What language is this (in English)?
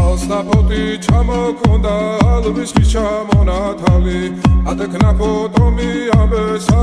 Romanian